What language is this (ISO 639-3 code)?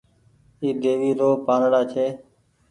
gig